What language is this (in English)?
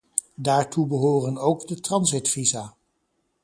Dutch